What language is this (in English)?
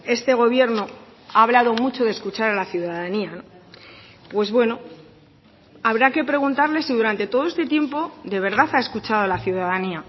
Spanish